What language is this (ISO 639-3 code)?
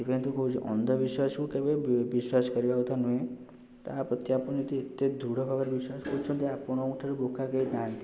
ori